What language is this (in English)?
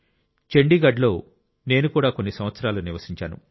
Telugu